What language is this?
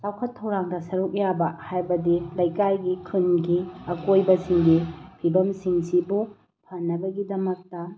Manipuri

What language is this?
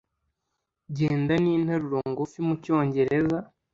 Kinyarwanda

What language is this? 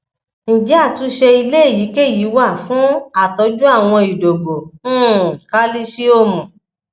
Yoruba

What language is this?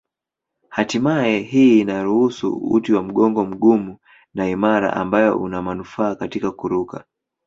Swahili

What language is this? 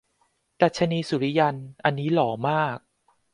Thai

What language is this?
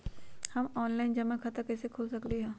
Magahi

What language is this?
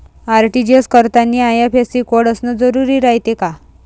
Marathi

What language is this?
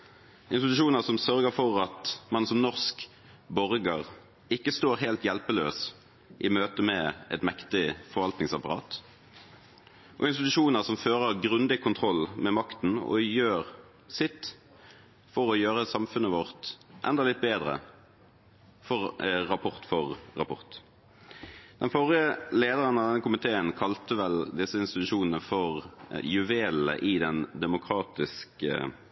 Norwegian Bokmål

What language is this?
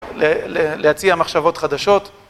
Hebrew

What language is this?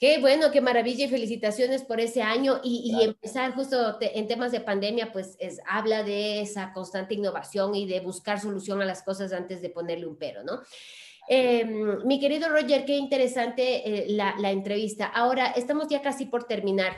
Spanish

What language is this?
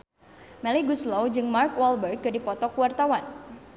Sundanese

